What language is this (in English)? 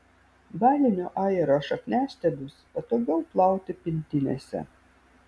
Lithuanian